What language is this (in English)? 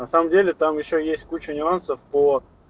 Russian